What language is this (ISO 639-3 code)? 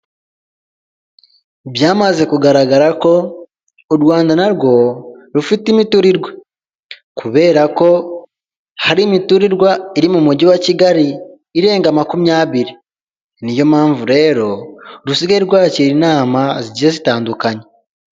kin